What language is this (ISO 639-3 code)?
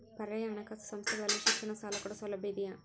kan